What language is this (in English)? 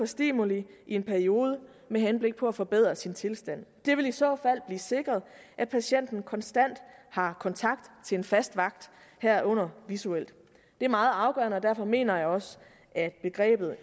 Danish